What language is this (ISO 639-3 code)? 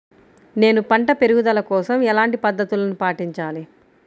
tel